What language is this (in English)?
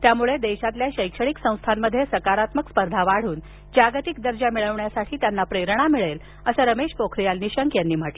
Marathi